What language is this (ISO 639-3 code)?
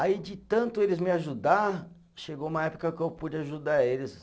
por